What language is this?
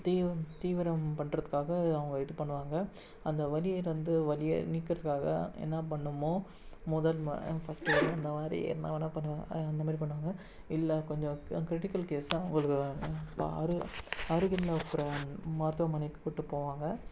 Tamil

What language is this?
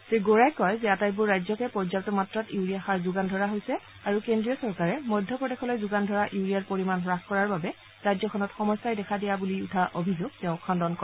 Assamese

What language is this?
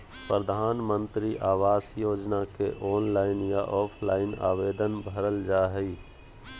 Magahi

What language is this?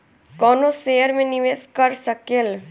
Bhojpuri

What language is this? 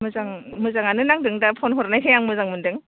Bodo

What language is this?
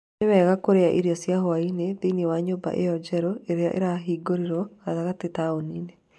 Kikuyu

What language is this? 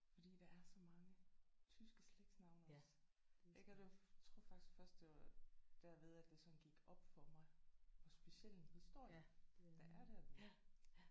Danish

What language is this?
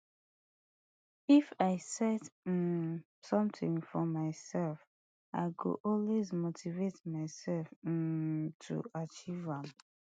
Nigerian Pidgin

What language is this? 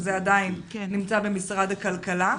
Hebrew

